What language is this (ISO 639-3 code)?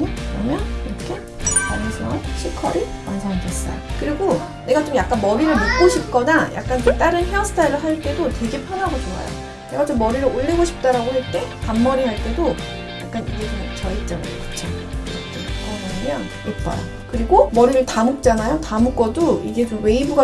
kor